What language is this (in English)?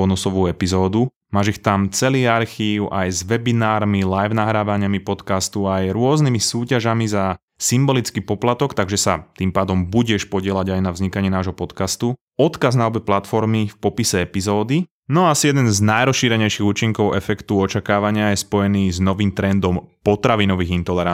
Slovak